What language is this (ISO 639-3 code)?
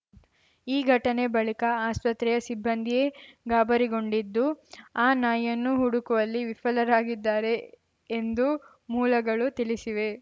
kan